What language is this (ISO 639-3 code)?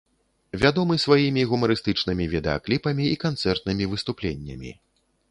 bel